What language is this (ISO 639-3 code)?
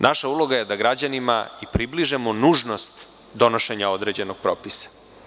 srp